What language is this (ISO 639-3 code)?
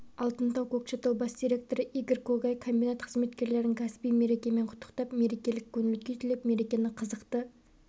kaz